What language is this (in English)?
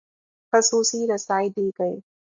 Urdu